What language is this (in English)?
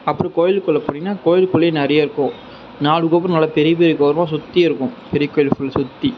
Tamil